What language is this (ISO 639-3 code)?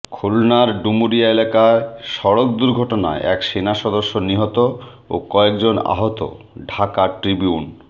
ben